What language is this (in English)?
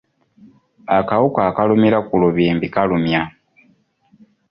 Ganda